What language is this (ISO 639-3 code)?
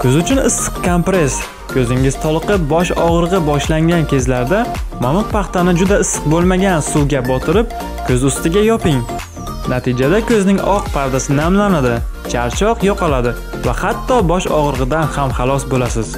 tur